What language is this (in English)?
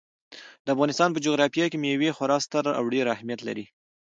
Pashto